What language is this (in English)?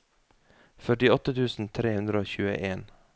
Norwegian